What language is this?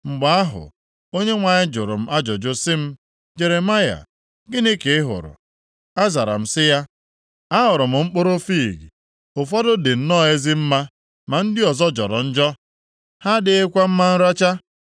Igbo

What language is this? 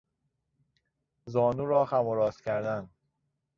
Persian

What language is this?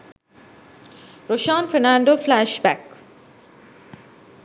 Sinhala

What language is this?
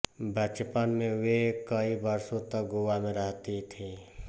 Hindi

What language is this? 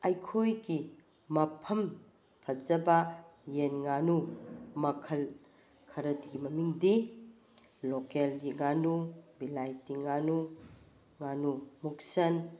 Manipuri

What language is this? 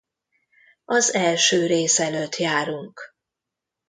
Hungarian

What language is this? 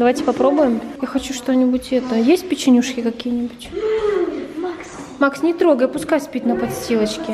Russian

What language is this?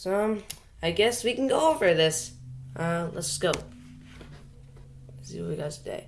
English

